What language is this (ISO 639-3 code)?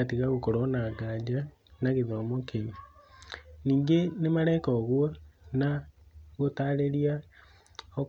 kik